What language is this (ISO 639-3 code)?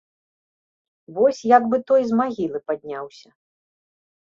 bel